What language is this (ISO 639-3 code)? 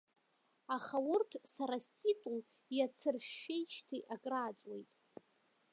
abk